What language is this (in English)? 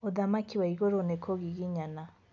Kikuyu